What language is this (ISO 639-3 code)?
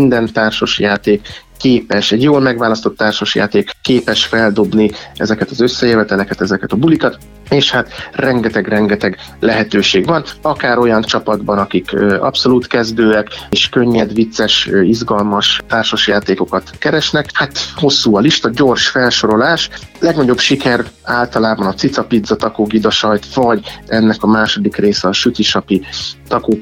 hun